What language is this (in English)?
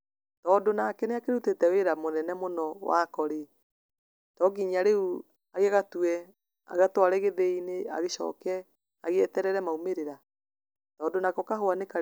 Kikuyu